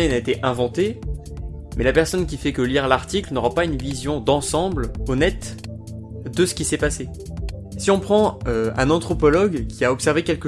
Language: French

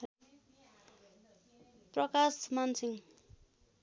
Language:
Nepali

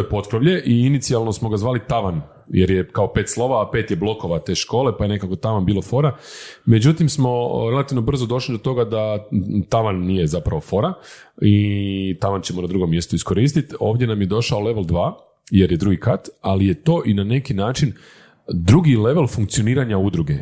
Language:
Croatian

